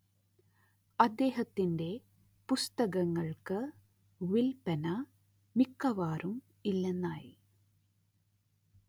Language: Malayalam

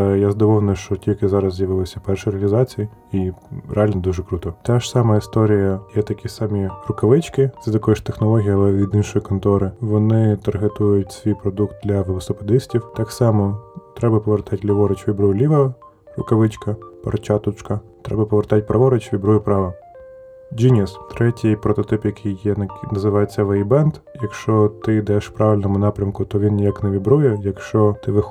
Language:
Ukrainian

